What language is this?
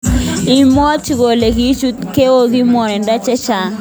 Kalenjin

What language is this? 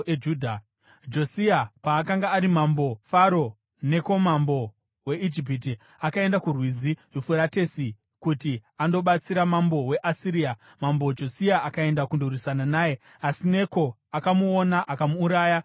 Shona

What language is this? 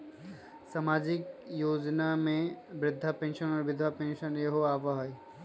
Magahi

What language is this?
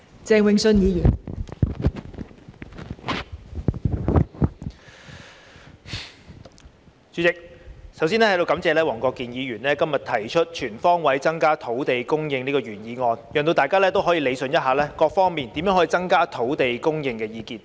Cantonese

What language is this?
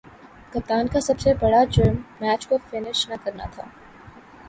Urdu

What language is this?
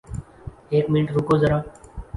Urdu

